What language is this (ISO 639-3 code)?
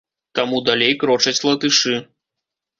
bel